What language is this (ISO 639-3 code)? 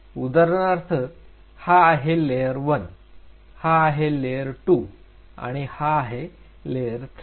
mar